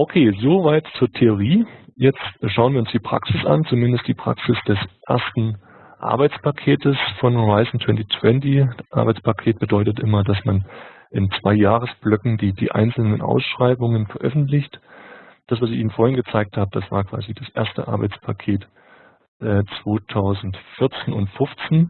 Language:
German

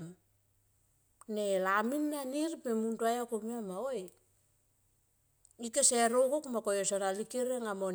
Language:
Tomoip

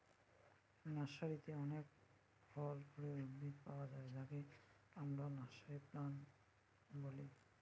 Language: Bangla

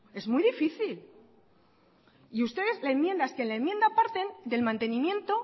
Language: Spanish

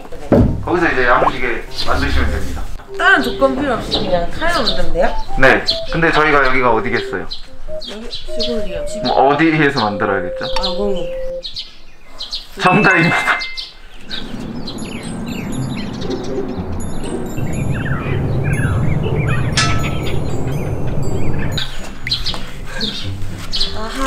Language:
Korean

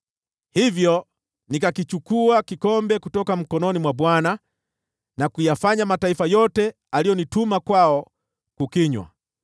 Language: Swahili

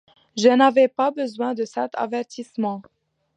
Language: French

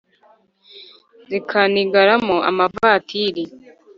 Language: Kinyarwanda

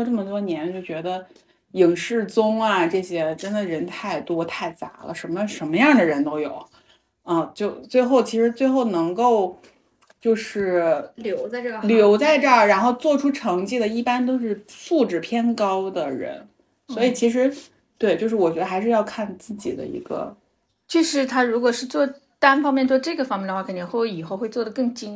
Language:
Chinese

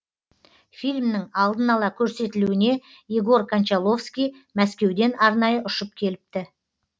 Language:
Kazakh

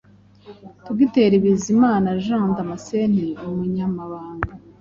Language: Kinyarwanda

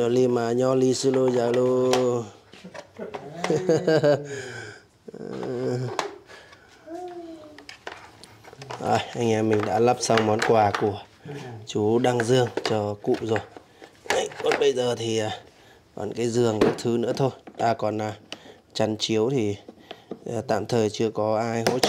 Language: Vietnamese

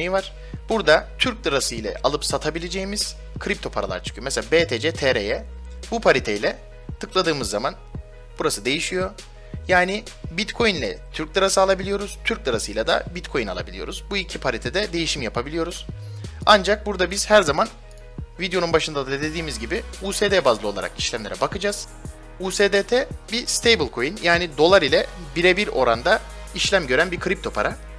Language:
Turkish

